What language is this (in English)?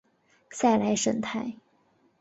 Chinese